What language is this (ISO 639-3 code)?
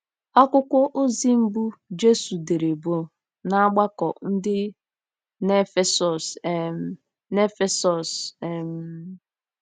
ibo